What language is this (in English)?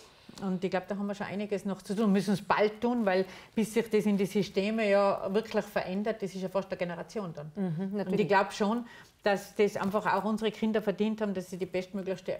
German